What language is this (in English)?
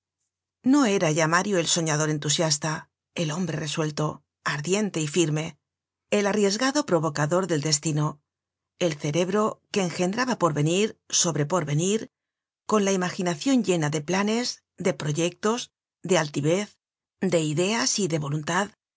Spanish